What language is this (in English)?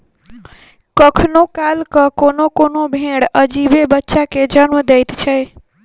Maithili